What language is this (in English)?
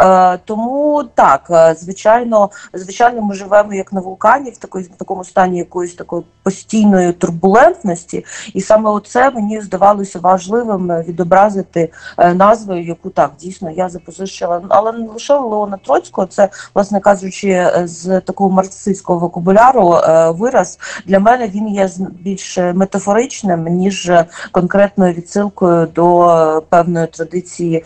Ukrainian